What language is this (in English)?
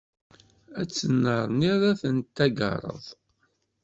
Kabyle